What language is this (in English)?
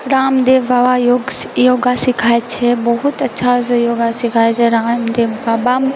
Maithili